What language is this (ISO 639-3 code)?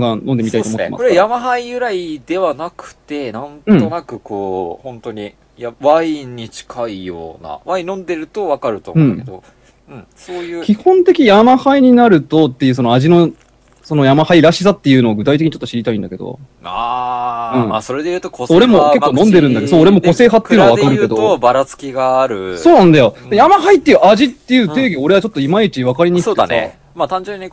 jpn